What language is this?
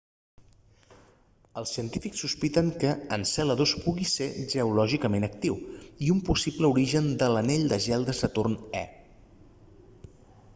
Catalan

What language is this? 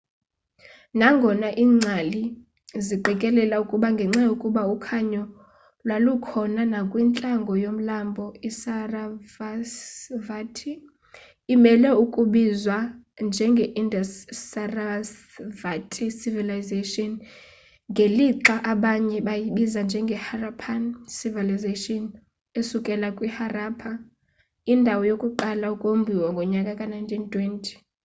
Xhosa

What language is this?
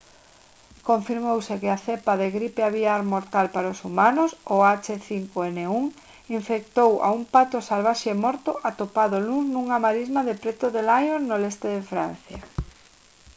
Galician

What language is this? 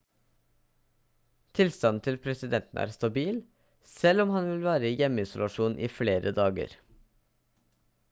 Norwegian Bokmål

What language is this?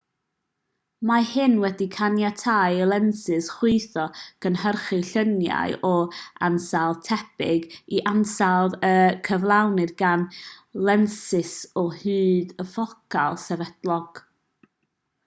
Welsh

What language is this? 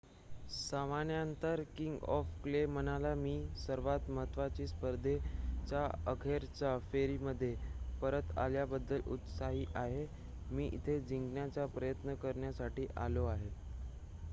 Marathi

